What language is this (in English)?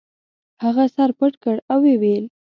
Pashto